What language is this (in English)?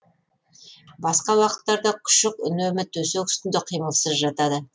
Kazakh